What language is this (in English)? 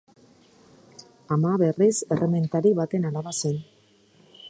Basque